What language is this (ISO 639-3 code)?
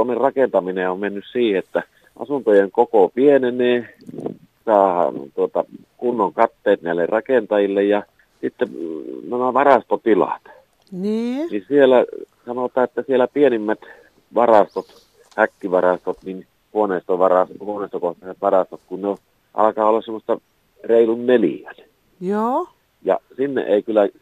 fin